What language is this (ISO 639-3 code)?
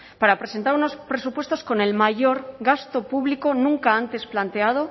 spa